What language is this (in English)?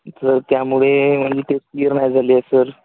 Marathi